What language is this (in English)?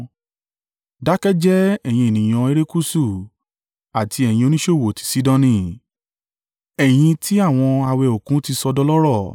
Yoruba